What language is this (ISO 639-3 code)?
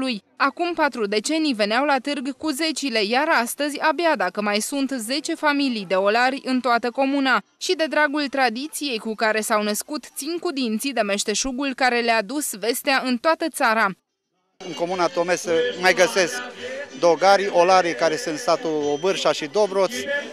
ron